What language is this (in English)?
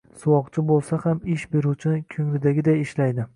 Uzbek